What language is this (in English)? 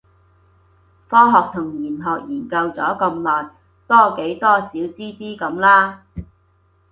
Cantonese